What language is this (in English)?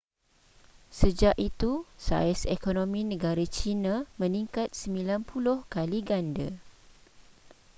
Malay